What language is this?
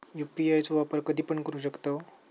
Marathi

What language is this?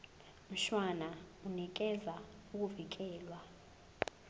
Zulu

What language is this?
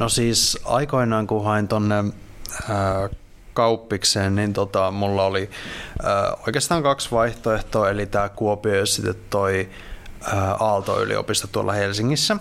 Finnish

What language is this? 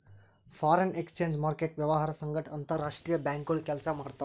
Kannada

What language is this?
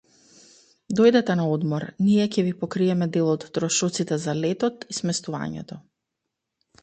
Macedonian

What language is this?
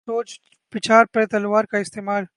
Urdu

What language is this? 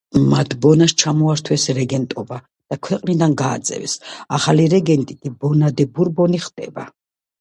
Georgian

